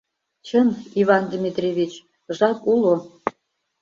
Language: Mari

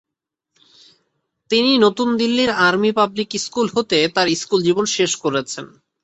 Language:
Bangla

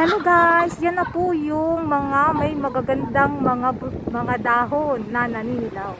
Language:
Filipino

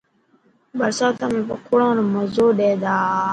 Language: Dhatki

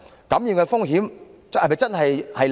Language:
Cantonese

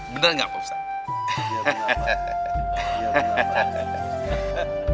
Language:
Indonesian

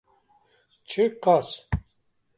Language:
Kurdish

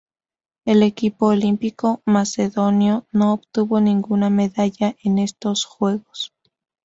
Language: Spanish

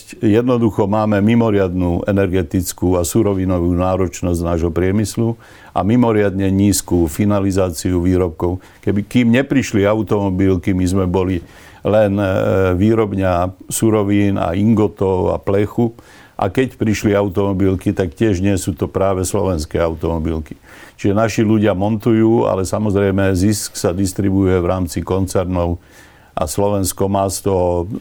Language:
Slovak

